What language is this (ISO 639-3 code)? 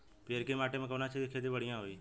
bho